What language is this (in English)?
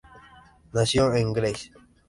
Spanish